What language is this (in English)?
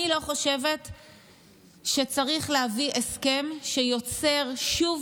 Hebrew